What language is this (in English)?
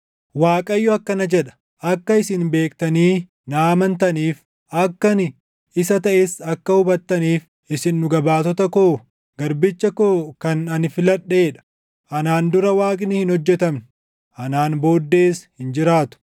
Oromo